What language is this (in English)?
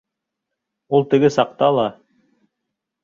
Bashkir